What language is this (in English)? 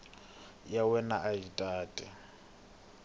Tsonga